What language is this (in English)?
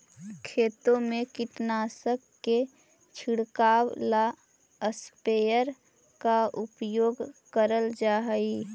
Magahi